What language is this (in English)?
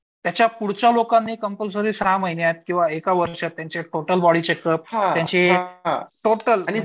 Marathi